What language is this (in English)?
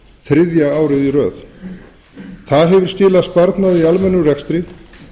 Icelandic